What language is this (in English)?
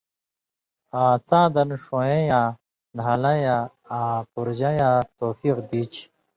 Indus Kohistani